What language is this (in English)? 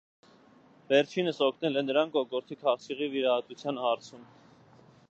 Armenian